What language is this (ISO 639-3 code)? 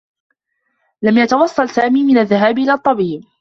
ara